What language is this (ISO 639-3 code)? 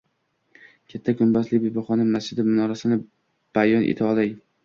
uzb